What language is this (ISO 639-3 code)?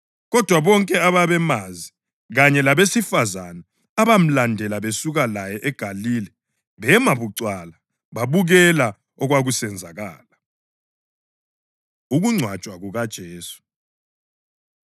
nde